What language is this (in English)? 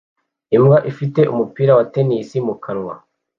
Kinyarwanda